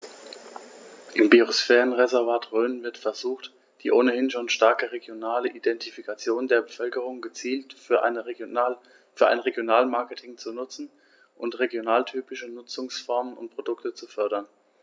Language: German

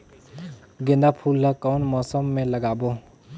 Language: Chhattisgarhi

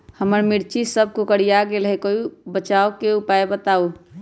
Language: Magahi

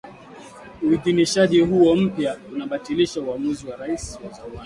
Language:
Swahili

